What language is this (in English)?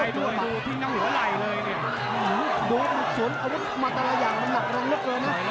Thai